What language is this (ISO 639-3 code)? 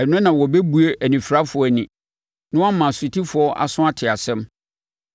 aka